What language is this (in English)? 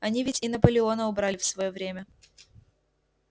Russian